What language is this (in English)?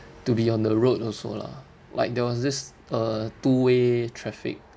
English